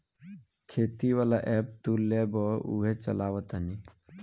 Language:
Bhojpuri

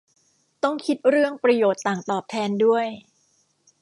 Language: Thai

